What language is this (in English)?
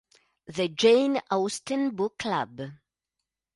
Italian